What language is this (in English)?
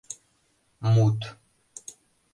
Mari